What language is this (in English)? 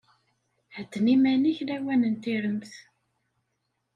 Kabyle